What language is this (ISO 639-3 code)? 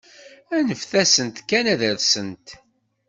kab